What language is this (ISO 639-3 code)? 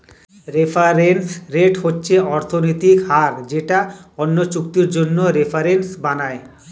ben